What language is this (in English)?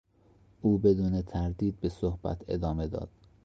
Persian